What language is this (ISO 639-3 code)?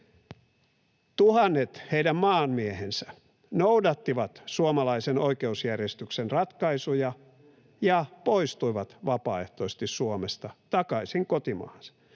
fin